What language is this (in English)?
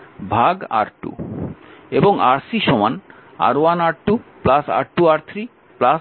Bangla